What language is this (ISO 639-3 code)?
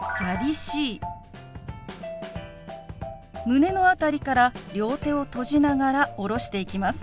jpn